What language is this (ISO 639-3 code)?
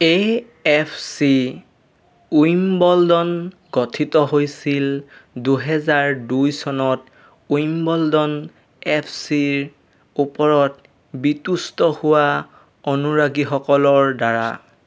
asm